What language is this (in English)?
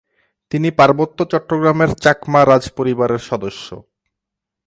Bangla